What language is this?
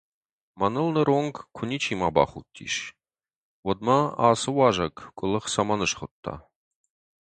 Ossetic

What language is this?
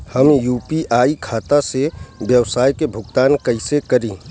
Bhojpuri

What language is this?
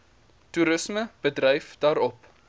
Afrikaans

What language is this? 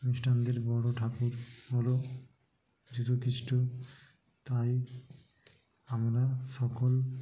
Bangla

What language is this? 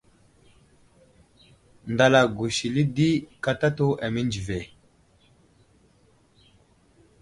Wuzlam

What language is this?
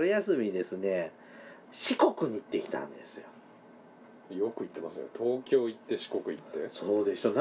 Japanese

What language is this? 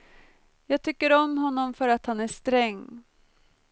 Swedish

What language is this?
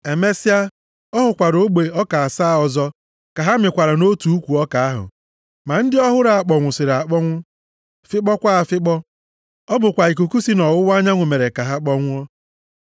Igbo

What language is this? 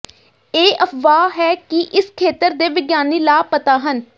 Punjabi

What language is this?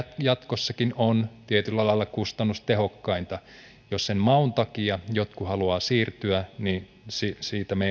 Finnish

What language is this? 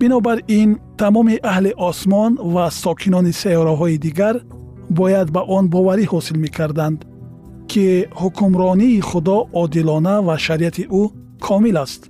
Persian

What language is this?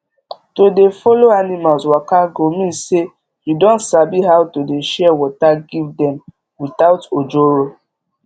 Nigerian Pidgin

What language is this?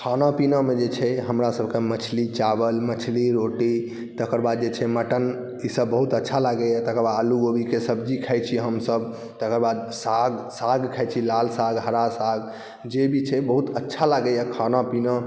Maithili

